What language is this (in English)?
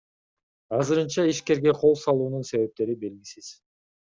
Kyrgyz